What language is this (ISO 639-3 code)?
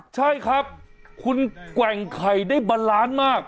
tha